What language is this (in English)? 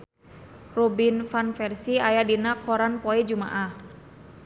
Sundanese